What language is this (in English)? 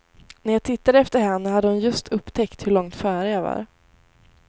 Swedish